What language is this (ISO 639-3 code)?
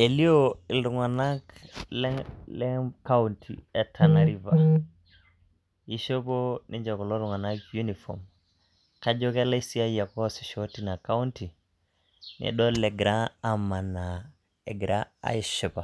mas